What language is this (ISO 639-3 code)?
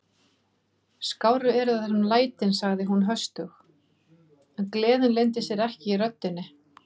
isl